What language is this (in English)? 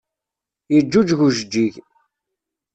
Kabyle